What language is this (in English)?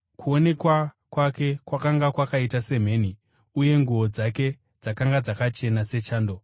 Shona